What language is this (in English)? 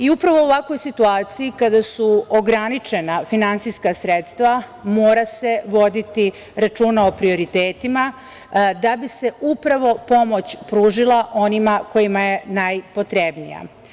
Serbian